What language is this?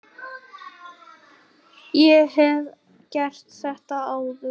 Icelandic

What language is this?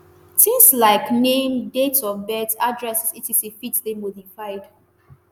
Nigerian Pidgin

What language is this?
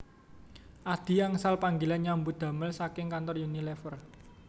Javanese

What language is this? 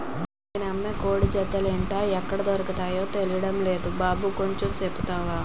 Telugu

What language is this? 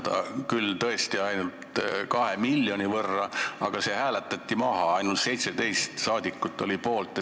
Estonian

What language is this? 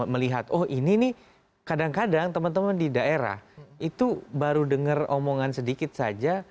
Indonesian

